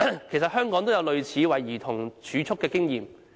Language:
Cantonese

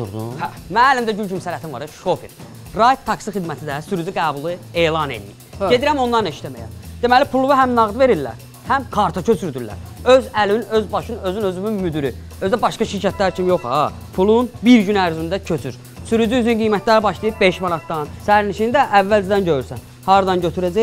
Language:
Turkish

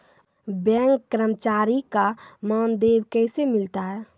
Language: Maithili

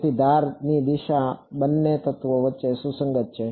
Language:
Gujarati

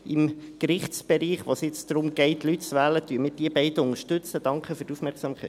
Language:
Swiss German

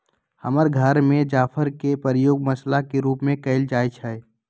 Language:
Magahi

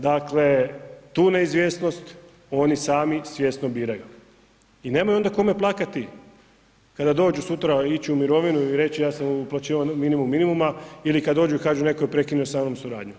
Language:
Croatian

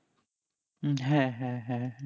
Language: Bangla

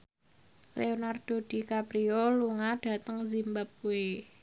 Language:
Javanese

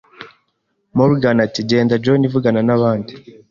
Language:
Kinyarwanda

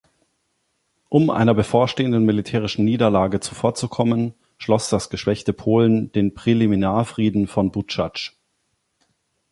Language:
German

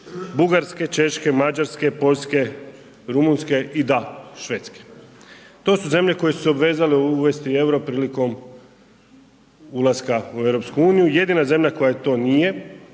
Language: Croatian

